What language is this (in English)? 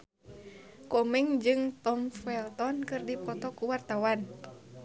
Sundanese